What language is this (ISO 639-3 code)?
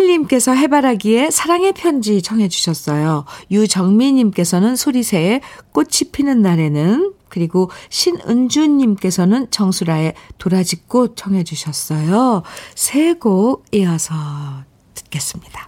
kor